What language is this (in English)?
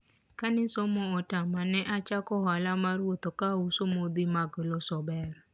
Luo (Kenya and Tanzania)